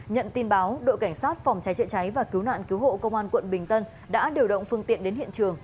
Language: Vietnamese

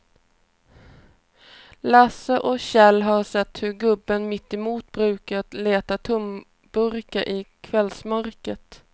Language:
Swedish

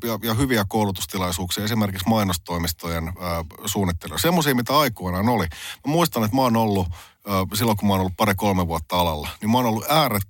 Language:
Finnish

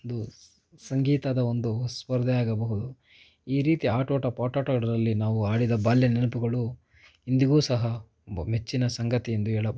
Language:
Kannada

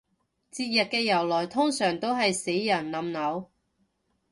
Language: Cantonese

